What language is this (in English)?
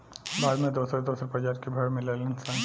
Bhojpuri